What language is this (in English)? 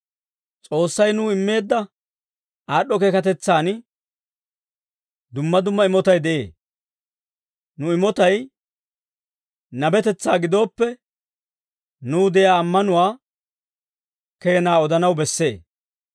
Dawro